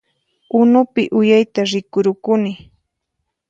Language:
Puno Quechua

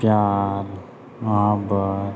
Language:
Maithili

